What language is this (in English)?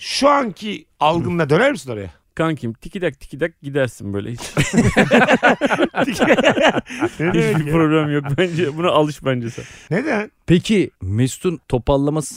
Turkish